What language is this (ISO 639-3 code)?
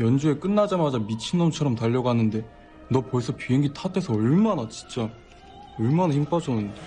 kor